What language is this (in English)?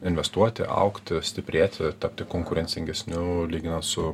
Lithuanian